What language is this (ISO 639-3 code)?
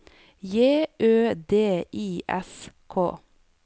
nor